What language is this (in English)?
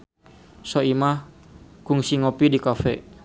Sundanese